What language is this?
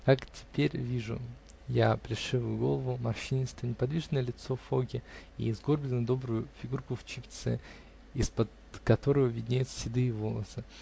Russian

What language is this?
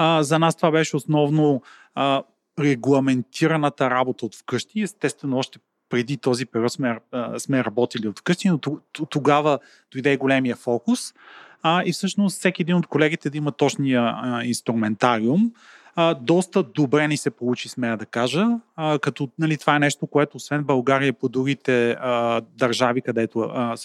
Bulgarian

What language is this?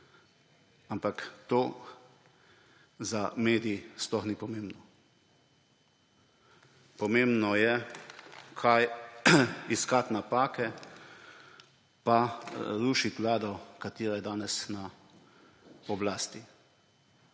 Slovenian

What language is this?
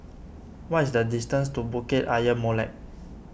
English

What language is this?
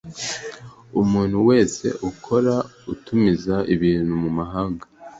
Kinyarwanda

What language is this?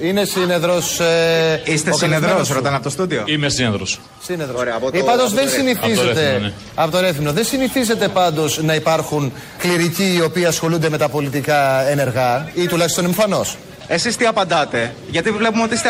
Greek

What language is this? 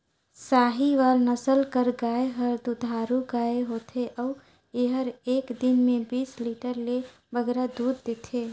Chhattisgarhi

